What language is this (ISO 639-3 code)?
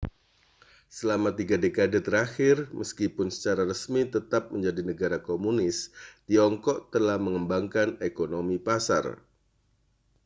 ind